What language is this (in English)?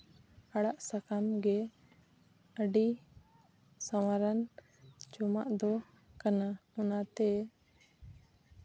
Santali